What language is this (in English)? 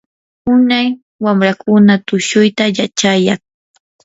Yanahuanca Pasco Quechua